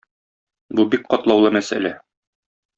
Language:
Tatar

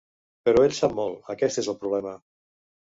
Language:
Catalan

